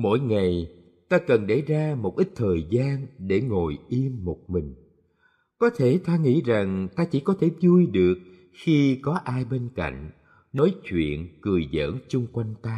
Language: Vietnamese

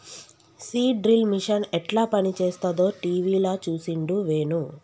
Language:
Telugu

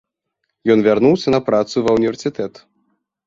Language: Belarusian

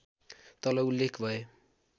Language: Nepali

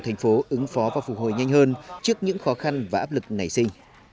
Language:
Vietnamese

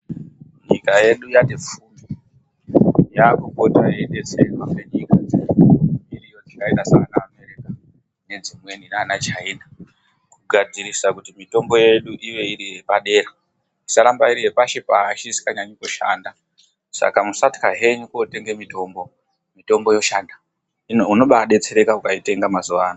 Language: Ndau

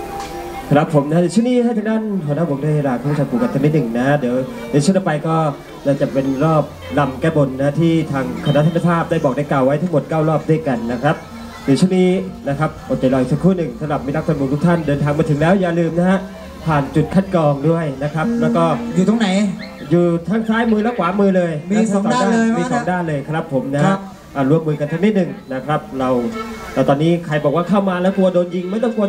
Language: Thai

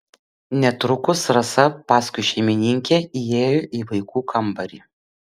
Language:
Lithuanian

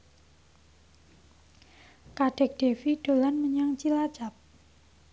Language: Javanese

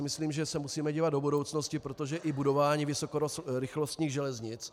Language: Czech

